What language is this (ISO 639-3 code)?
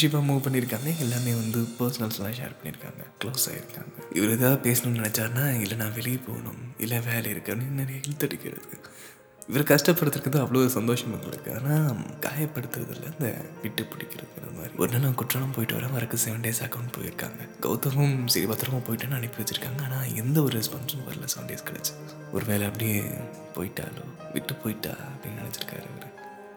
tam